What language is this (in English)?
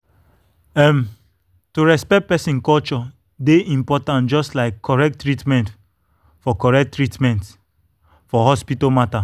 Nigerian Pidgin